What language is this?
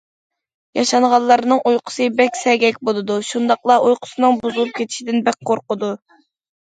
Uyghur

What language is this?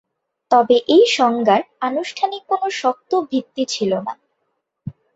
Bangla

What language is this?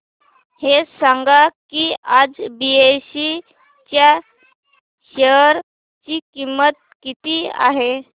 Marathi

